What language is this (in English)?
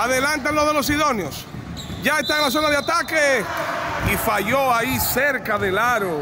Spanish